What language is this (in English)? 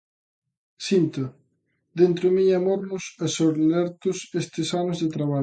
Galician